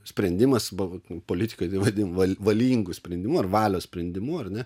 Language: Lithuanian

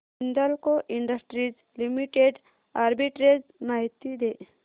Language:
Marathi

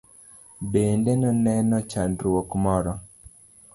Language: Luo (Kenya and Tanzania)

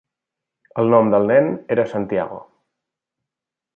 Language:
Catalan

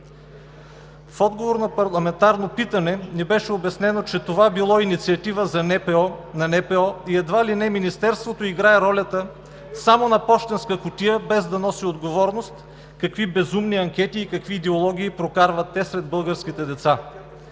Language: Bulgarian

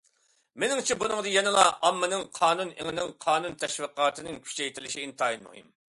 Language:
Uyghur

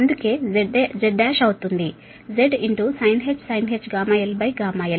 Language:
Telugu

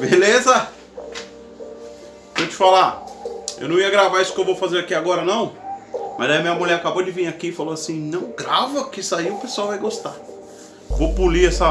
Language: Portuguese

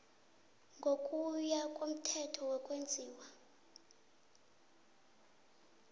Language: South Ndebele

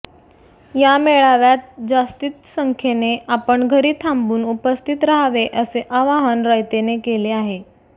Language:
Marathi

